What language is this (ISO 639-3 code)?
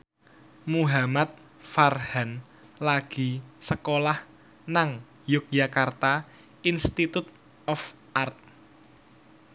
jav